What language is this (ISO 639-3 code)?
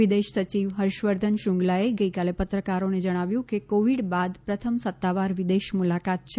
guj